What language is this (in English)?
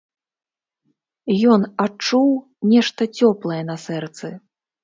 Belarusian